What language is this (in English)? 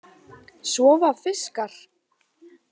Icelandic